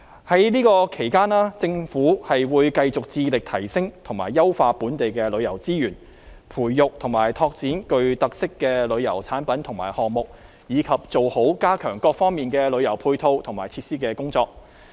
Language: Cantonese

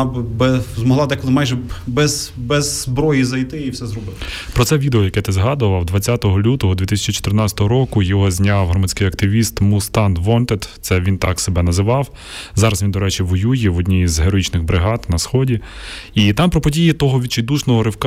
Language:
Ukrainian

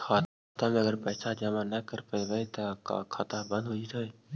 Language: Magahi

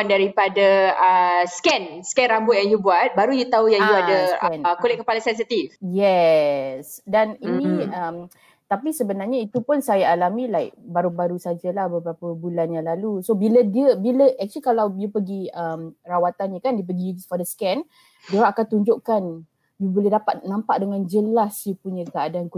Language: Malay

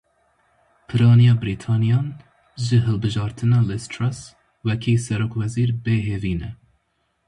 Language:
Kurdish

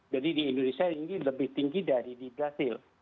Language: Indonesian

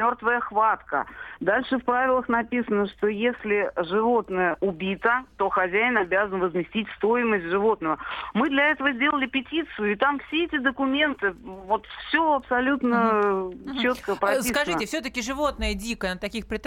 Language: Russian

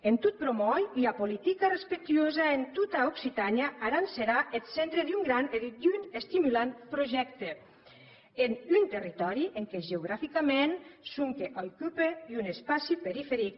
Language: Catalan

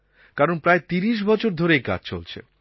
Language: Bangla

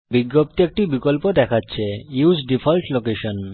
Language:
Bangla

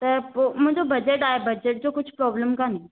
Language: Sindhi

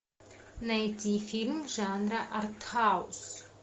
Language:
Russian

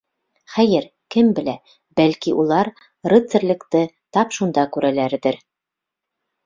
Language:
Bashkir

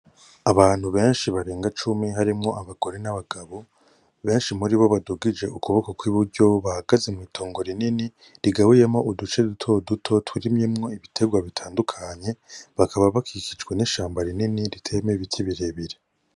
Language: Rundi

